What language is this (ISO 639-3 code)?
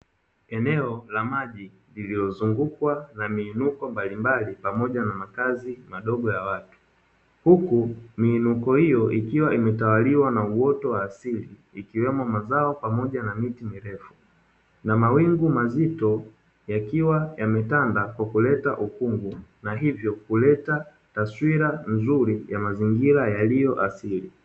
swa